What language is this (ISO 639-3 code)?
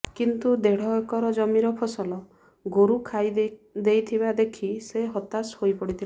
ori